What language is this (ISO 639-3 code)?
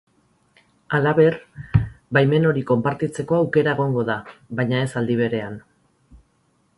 eus